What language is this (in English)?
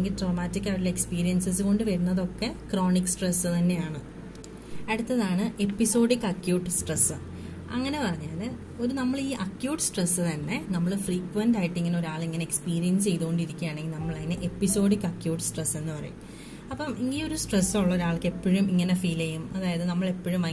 Malayalam